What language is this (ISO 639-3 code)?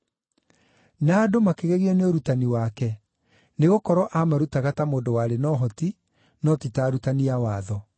kik